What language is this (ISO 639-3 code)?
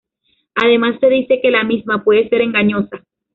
spa